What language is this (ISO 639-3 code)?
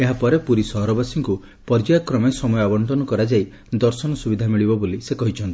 ori